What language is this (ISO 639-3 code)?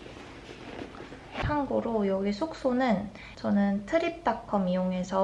kor